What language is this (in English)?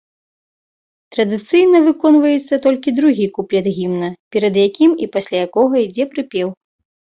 Belarusian